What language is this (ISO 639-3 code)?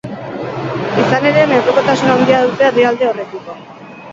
eus